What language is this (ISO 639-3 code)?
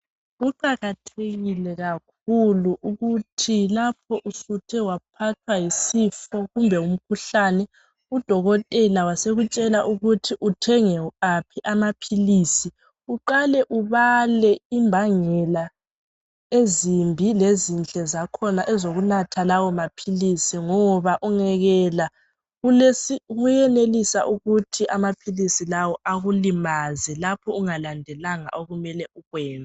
nde